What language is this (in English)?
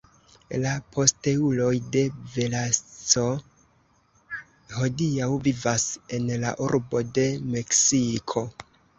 Esperanto